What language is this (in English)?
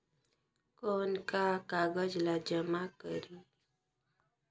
Chhattisgarhi